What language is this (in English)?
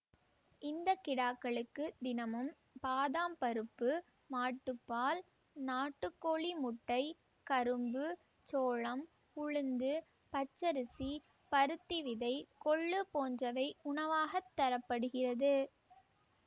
Tamil